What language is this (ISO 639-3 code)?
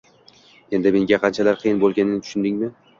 uzb